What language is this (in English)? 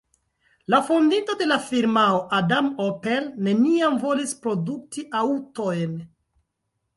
Esperanto